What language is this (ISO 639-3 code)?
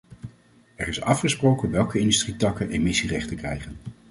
nld